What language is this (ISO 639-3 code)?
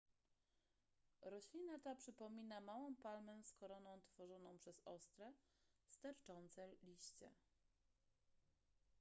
pol